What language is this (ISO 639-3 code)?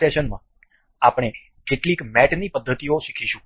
guj